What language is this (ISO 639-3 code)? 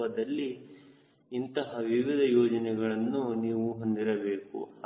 kan